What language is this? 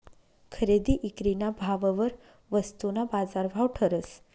Marathi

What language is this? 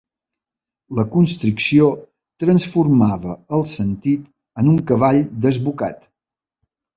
Catalan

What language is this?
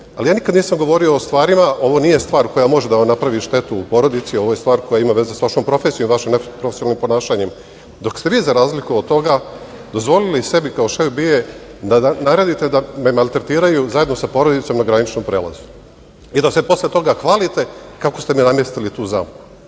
Serbian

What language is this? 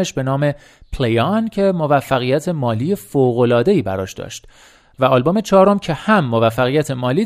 Persian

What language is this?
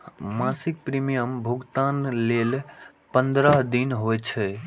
Maithili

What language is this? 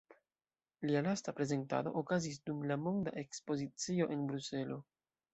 Esperanto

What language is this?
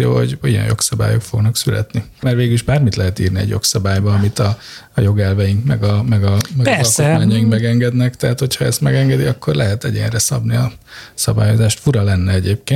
Hungarian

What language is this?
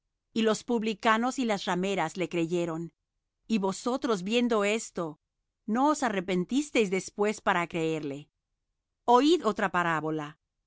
Spanish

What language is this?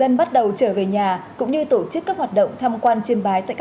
Vietnamese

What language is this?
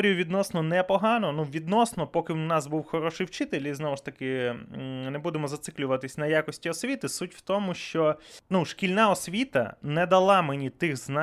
Ukrainian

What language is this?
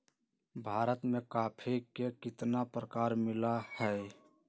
Magahi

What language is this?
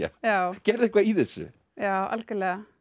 Icelandic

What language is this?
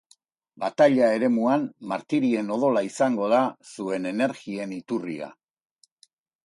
Basque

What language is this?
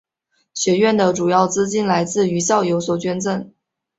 Chinese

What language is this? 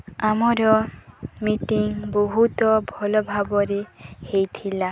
Odia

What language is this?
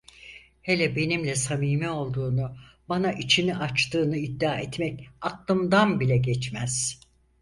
Turkish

